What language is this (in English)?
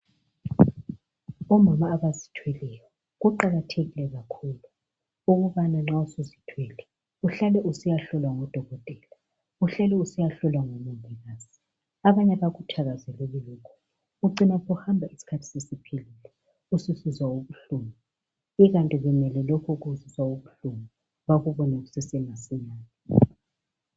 North Ndebele